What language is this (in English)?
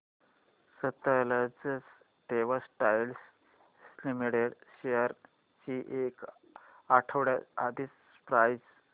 Marathi